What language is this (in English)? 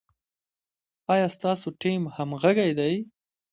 Pashto